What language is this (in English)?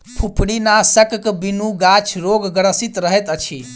Maithili